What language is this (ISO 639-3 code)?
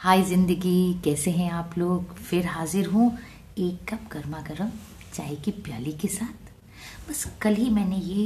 hin